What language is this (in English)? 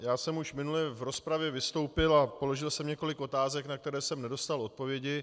Czech